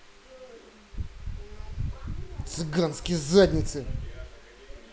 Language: Russian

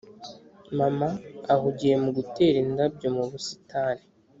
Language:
Kinyarwanda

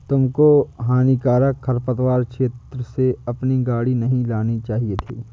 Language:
Hindi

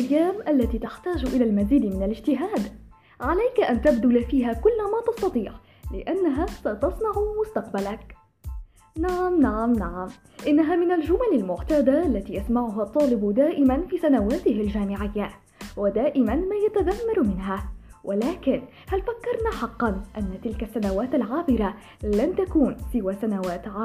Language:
Arabic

